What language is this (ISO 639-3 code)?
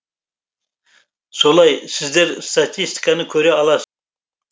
kaz